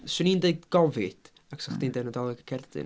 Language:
Welsh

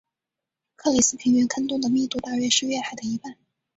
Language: Chinese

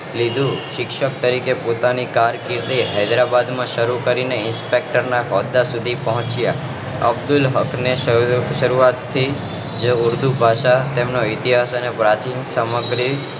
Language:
Gujarati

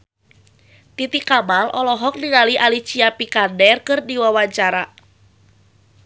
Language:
Sundanese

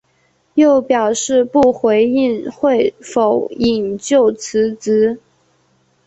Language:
Chinese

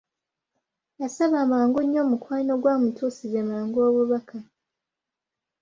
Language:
Ganda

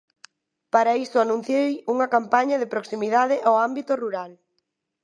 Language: Galician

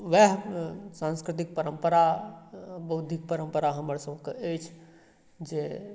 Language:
Maithili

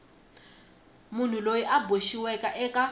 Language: Tsonga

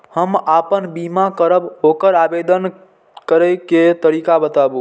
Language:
Maithili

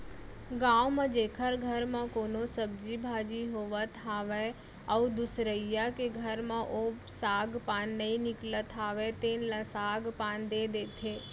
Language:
Chhattisgarhi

